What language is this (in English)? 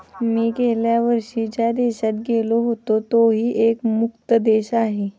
Marathi